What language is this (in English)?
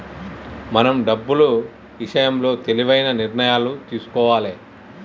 Telugu